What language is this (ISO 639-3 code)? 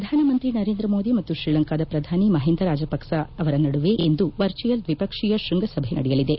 kan